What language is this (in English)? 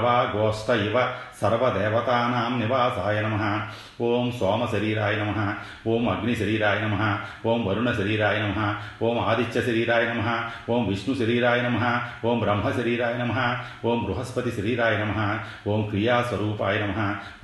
Telugu